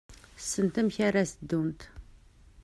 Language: Kabyle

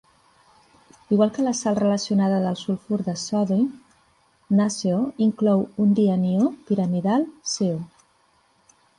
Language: Catalan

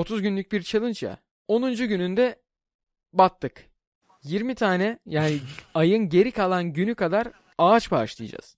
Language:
Turkish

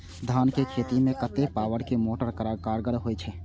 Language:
Maithili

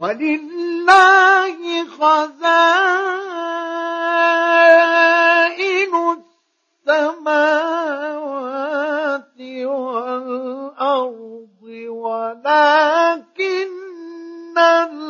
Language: Arabic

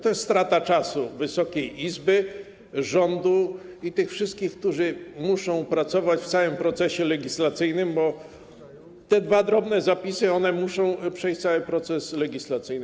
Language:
Polish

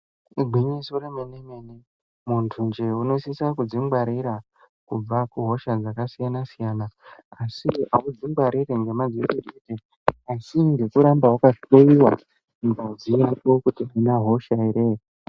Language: Ndau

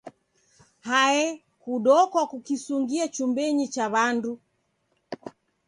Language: Taita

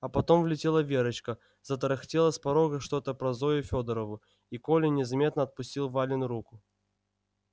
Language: Russian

